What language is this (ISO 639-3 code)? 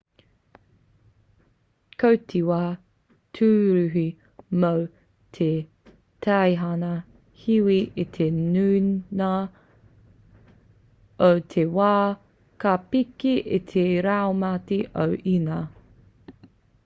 mri